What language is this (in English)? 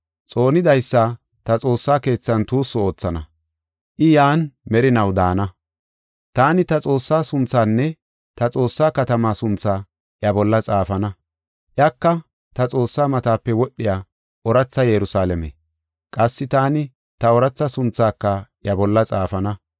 Gofa